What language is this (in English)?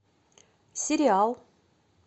Russian